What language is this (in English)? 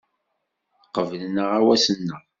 Kabyle